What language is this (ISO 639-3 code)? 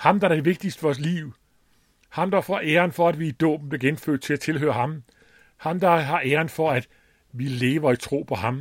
dan